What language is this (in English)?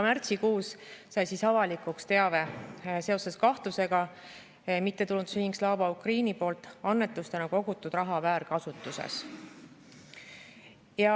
Estonian